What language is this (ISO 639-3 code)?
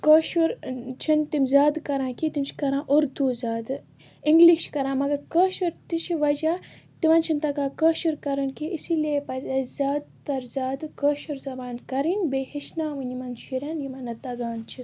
kas